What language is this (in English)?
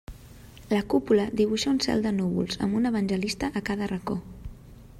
Catalan